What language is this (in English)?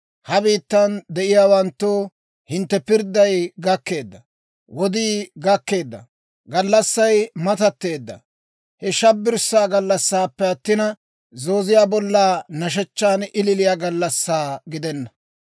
Dawro